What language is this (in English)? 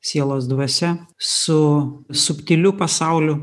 Lithuanian